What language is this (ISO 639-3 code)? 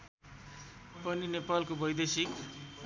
nep